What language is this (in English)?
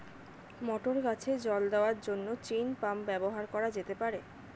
Bangla